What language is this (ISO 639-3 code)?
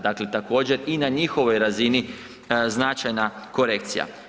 hrv